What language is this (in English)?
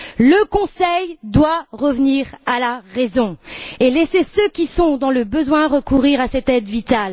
French